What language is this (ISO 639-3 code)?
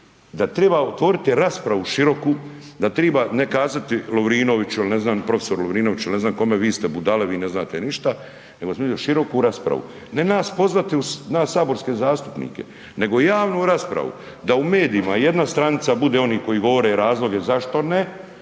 hrv